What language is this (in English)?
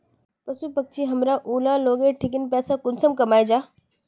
Magahi